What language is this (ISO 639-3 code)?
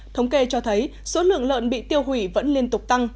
vie